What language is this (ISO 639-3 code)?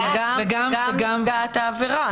heb